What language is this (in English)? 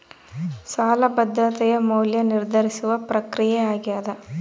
Kannada